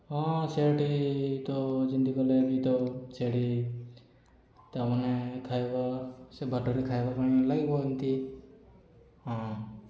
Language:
Odia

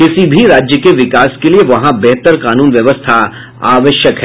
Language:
Hindi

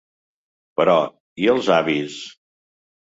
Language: Catalan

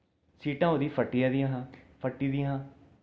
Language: Dogri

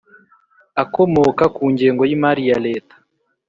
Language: Kinyarwanda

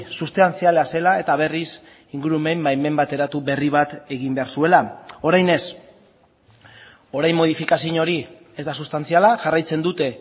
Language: Basque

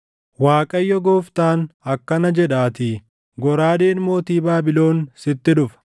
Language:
Oromo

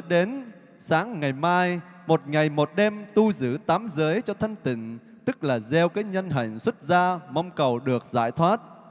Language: Vietnamese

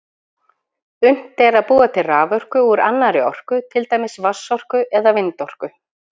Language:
Icelandic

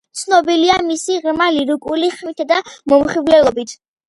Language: Georgian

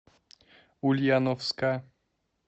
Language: Russian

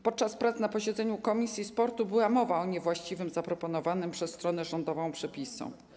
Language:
Polish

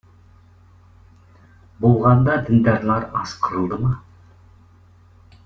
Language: Kazakh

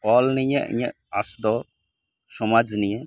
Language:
Santali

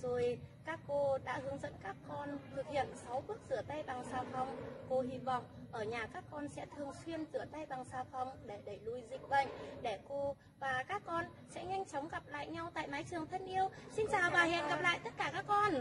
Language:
Vietnamese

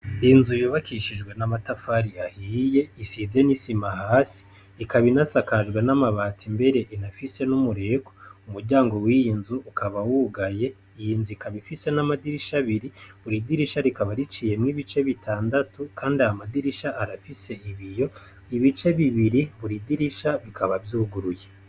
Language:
Rundi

